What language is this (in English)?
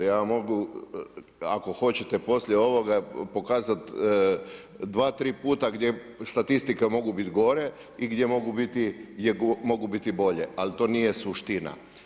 Croatian